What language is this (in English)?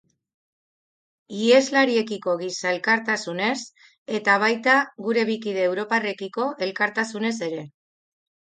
Basque